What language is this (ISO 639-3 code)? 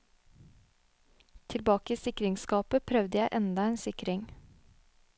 nor